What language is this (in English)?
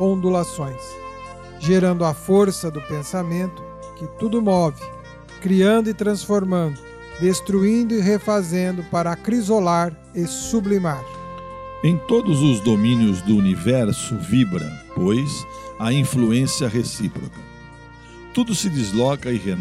Portuguese